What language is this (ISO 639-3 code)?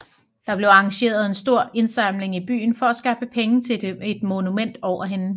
dan